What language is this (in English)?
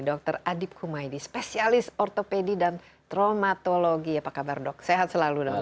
Indonesian